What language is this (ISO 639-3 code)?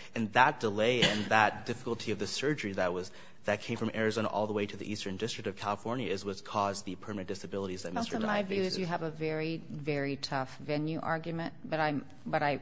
eng